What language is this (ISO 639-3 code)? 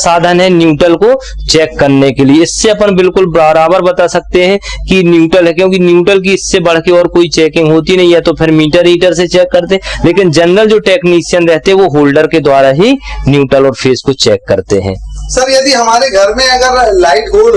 hin